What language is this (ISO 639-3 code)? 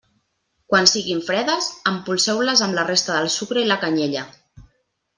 cat